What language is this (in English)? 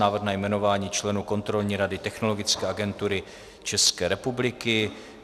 Czech